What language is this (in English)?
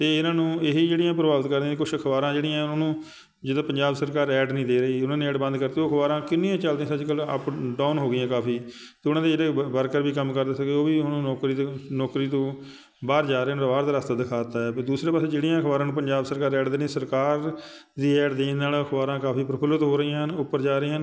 Punjabi